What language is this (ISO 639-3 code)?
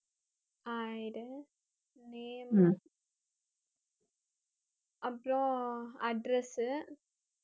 tam